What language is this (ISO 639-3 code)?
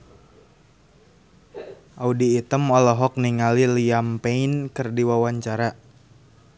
sun